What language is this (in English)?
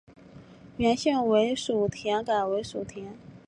Chinese